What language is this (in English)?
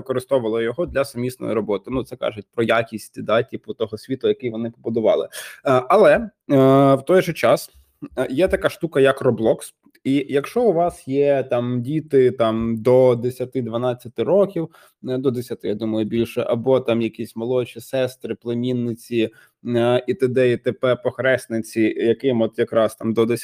Ukrainian